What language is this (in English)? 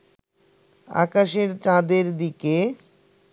Bangla